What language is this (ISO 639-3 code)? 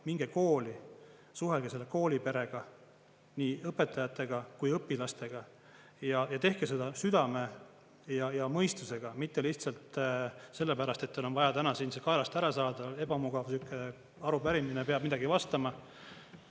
est